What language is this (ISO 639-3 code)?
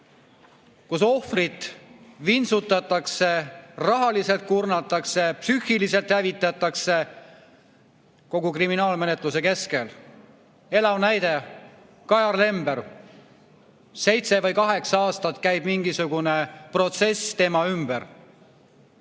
est